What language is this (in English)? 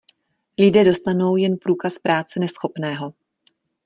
Czech